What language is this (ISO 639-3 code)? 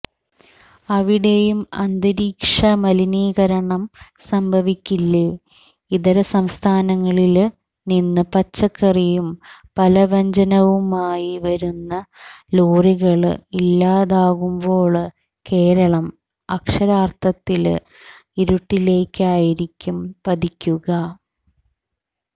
mal